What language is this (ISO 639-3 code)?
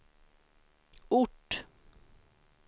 swe